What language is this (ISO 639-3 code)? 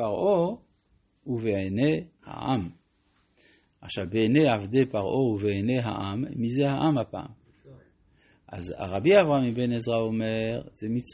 heb